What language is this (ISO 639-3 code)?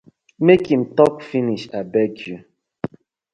pcm